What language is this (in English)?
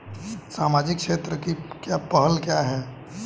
Hindi